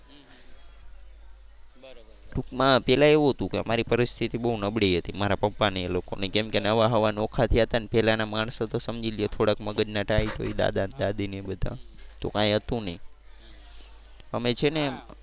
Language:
Gujarati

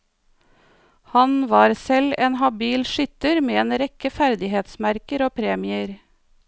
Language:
Norwegian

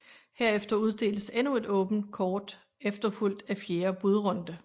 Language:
Danish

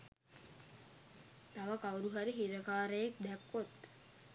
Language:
Sinhala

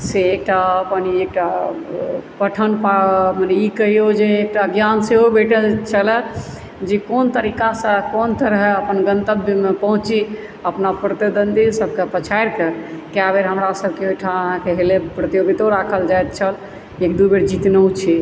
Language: Maithili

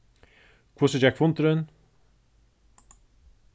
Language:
Faroese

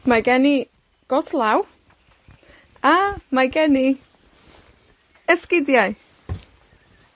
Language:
Welsh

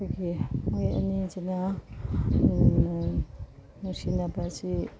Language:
Manipuri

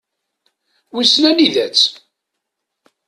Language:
Kabyle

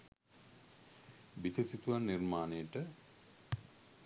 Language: Sinhala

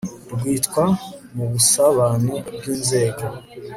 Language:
Kinyarwanda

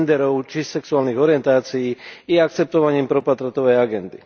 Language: Slovak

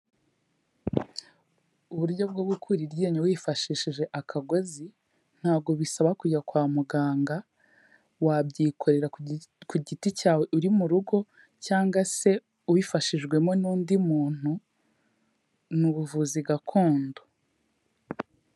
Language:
Kinyarwanda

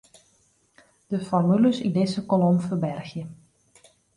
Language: Western Frisian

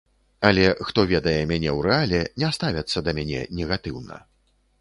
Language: Belarusian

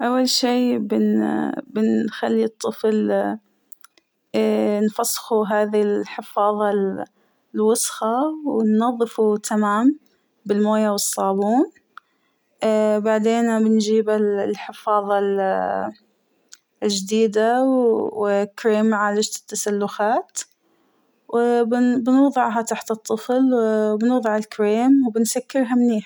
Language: Hijazi Arabic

